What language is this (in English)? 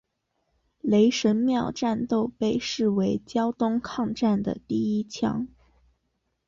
Chinese